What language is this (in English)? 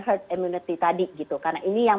Indonesian